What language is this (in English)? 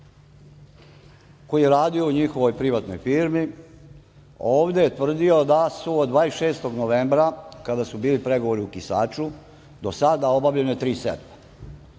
Serbian